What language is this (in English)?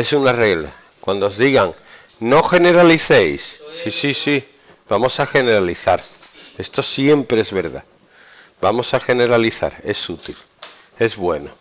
Spanish